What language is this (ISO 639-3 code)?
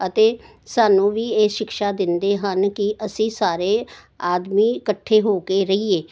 pan